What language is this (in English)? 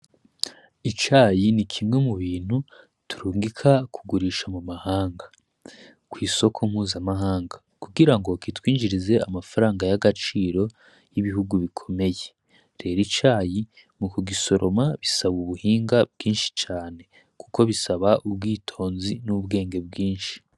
Rundi